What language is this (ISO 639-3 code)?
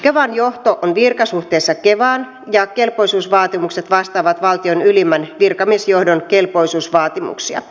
fin